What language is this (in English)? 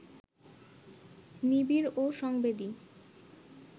Bangla